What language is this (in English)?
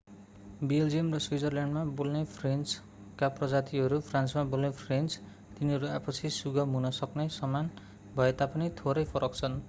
Nepali